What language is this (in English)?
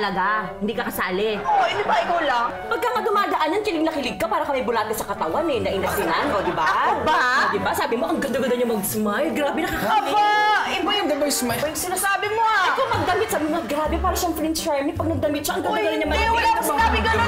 Filipino